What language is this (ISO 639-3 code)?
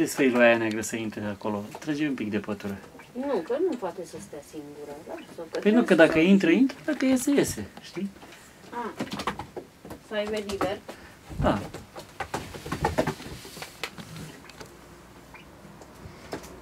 ron